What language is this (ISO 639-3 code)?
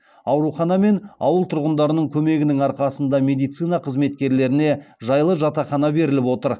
kaz